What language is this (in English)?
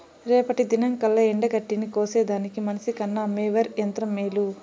Telugu